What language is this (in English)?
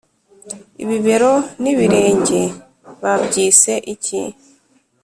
Kinyarwanda